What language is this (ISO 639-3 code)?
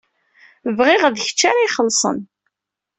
kab